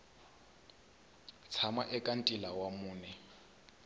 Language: Tsonga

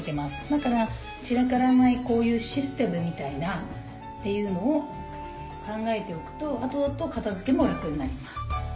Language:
Japanese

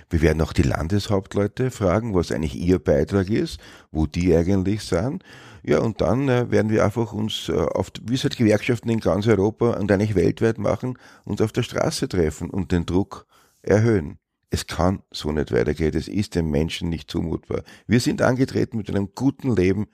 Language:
German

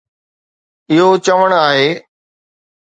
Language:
Sindhi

